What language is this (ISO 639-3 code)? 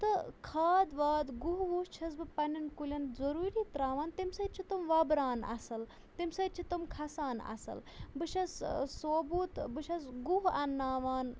kas